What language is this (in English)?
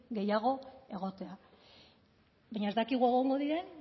Basque